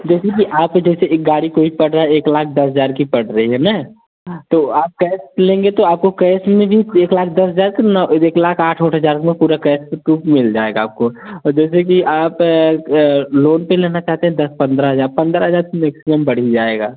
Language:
Hindi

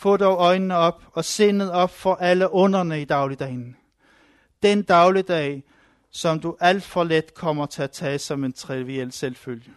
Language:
Danish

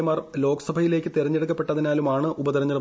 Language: Malayalam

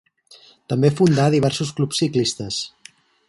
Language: Catalan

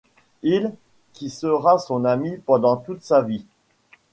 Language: French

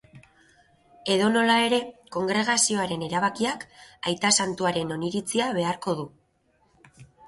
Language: Basque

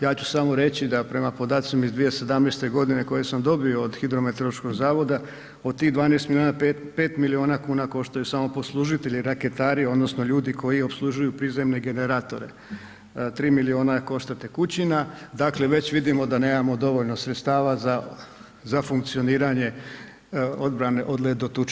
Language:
Croatian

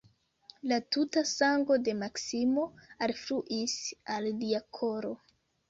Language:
Esperanto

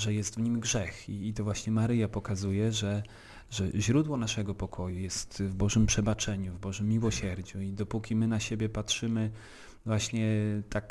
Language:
Polish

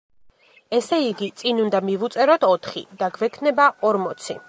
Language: Georgian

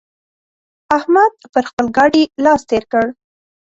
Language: Pashto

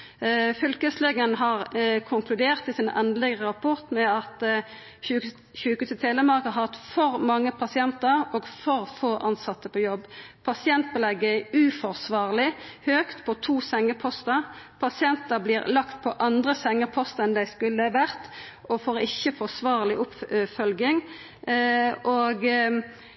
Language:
Norwegian Nynorsk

